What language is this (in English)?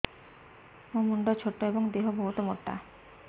Odia